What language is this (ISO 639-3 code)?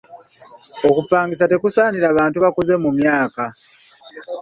lug